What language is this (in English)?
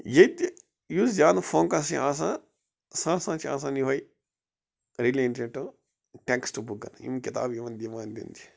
Kashmiri